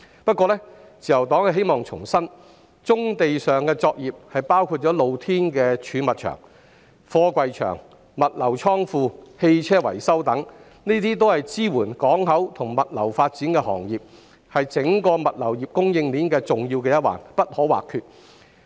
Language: Cantonese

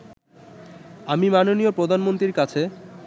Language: Bangla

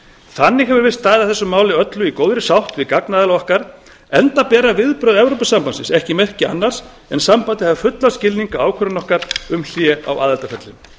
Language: Icelandic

